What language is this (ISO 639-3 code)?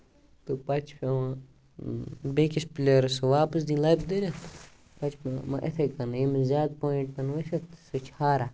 kas